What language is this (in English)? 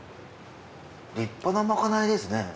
Japanese